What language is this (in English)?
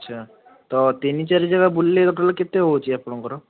Odia